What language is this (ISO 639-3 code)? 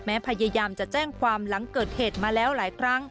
tha